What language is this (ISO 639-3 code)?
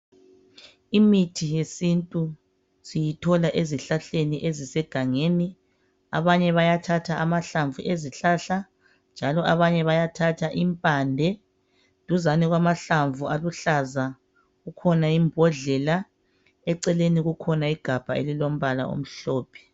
nde